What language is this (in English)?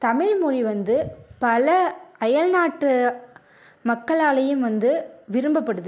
Tamil